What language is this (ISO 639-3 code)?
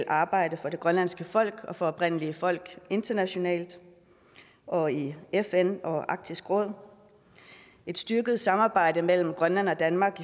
dan